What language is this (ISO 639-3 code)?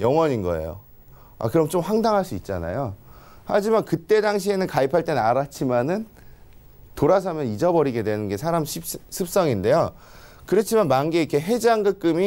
kor